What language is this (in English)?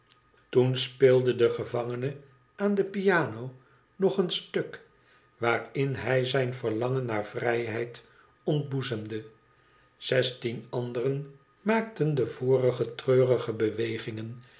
Dutch